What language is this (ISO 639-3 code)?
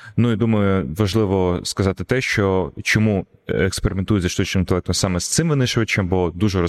ukr